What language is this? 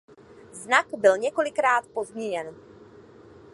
Czech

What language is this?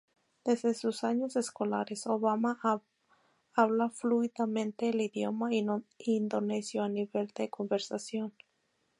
Spanish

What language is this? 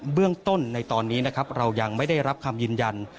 Thai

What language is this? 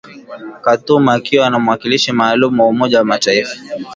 Swahili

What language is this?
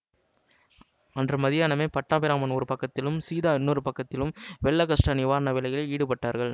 Tamil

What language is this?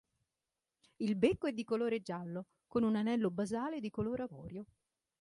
Italian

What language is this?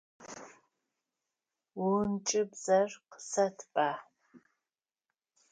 Adyghe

